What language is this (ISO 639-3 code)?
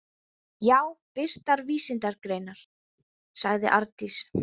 isl